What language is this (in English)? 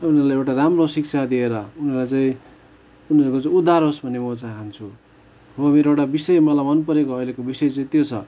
Nepali